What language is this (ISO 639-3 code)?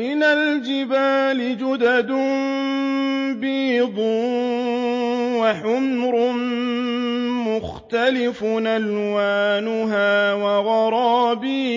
ara